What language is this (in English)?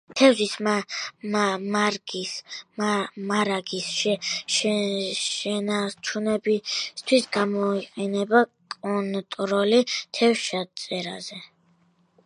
Georgian